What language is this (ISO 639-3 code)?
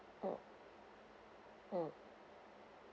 eng